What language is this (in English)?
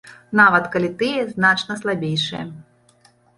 Belarusian